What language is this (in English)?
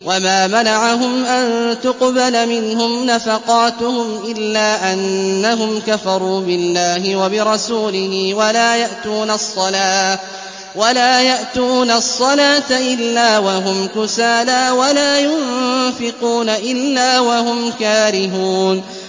Arabic